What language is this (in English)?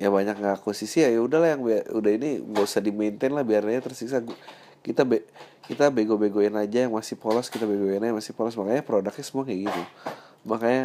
Indonesian